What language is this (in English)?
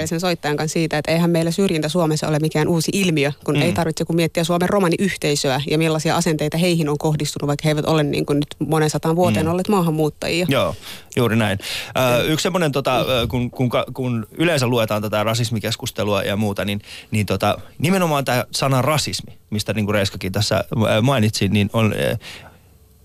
Finnish